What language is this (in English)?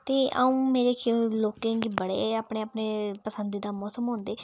Dogri